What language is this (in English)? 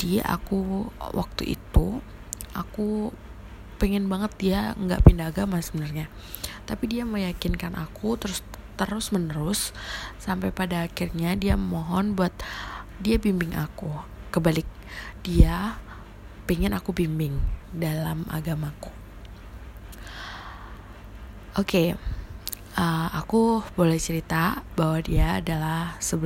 Indonesian